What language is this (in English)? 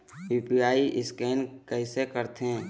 Chhattisgarhi